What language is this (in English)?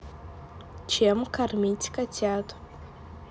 Russian